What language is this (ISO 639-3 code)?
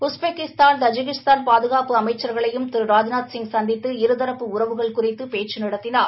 tam